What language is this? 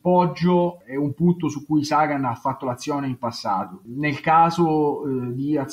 Italian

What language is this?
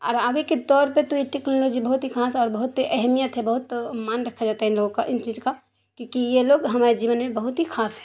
Urdu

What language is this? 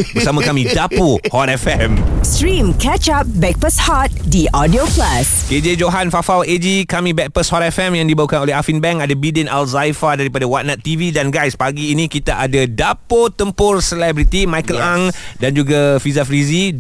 Malay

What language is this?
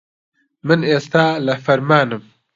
Central Kurdish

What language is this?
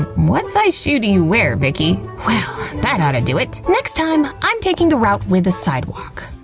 English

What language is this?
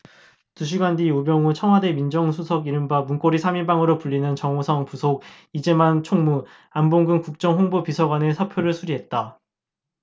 Korean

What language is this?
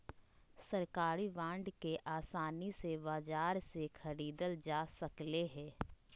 Magahi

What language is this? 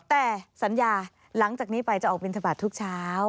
Thai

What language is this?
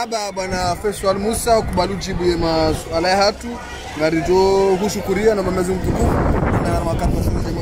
French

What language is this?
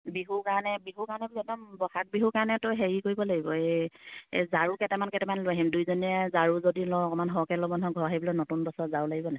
Assamese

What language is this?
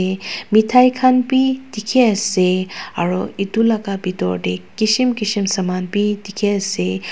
Naga Pidgin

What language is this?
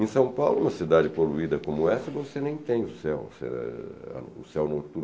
Portuguese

